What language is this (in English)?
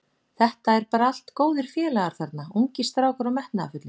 Icelandic